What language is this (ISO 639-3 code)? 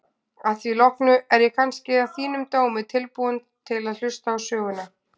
isl